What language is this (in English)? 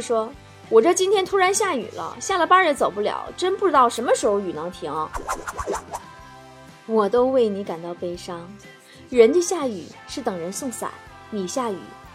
Chinese